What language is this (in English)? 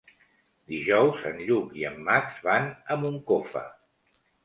Catalan